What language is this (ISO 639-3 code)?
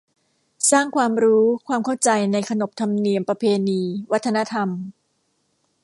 tha